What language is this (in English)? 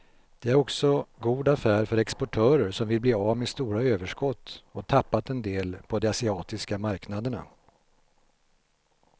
Swedish